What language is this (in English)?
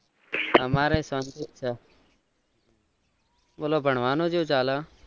Gujarati